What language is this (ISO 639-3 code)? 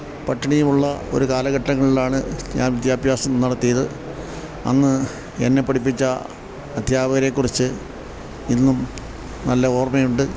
mal